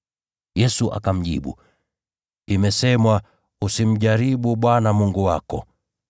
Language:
Swahili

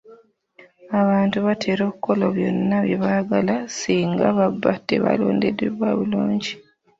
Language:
Ganda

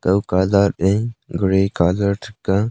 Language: Wancho Naga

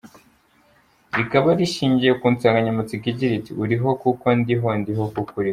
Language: Kinyarwanda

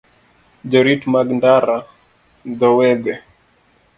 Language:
Luo (Kenya and Tanzania)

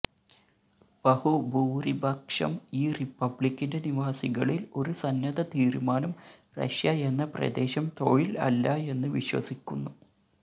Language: Malayalam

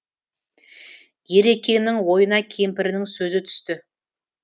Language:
Kazakh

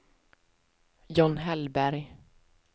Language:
Swedish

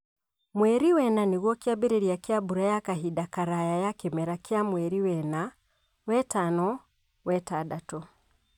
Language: Kikuyu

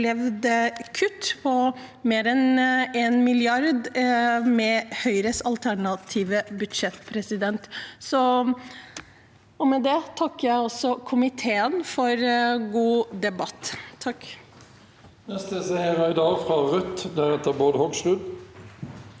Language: Norwegian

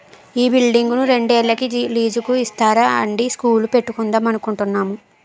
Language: Telugu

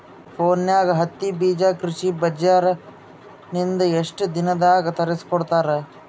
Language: Kannada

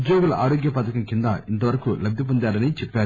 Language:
Telugu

